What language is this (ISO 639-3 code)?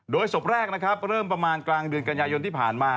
tha